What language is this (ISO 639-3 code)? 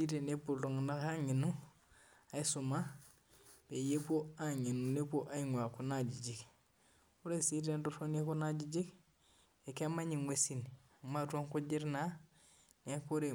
mas